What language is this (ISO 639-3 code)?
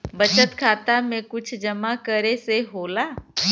bho